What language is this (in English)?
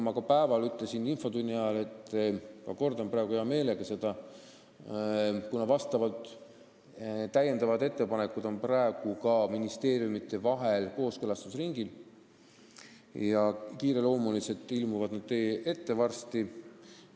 Estonian